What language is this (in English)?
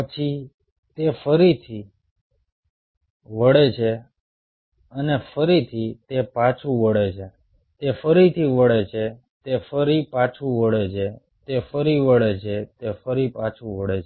Gujarati